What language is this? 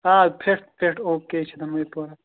Kashmiri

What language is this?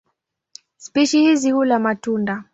Swahili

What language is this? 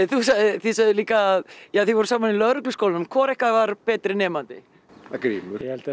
Icelandic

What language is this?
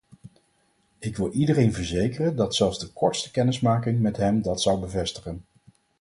Dutch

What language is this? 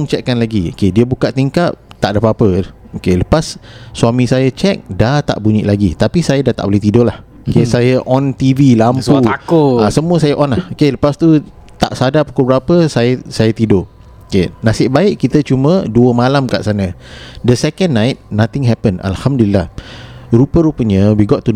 Malay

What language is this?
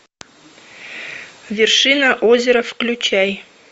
Russian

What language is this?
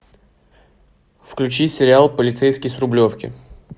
Russian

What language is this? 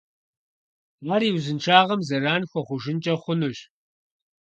Kabardian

